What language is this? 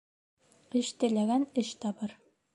Bashkir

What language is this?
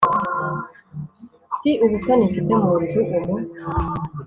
Kinyarwanda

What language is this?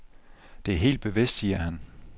Danish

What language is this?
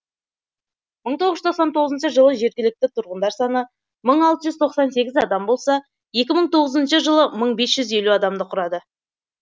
Kazakh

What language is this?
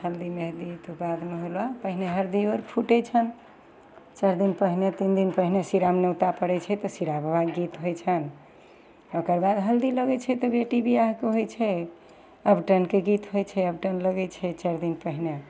Maithili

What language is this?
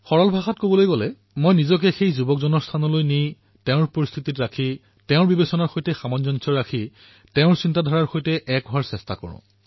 Assamese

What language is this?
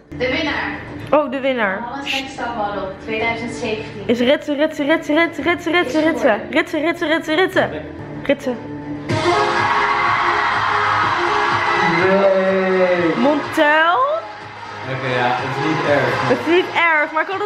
Dutch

